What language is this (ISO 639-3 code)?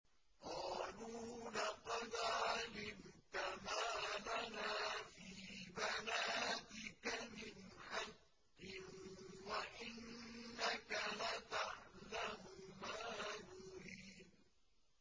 ara